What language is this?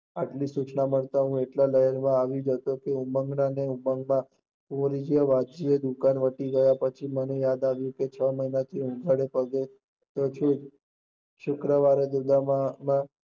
Gujarati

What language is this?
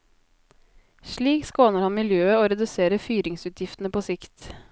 Norwegian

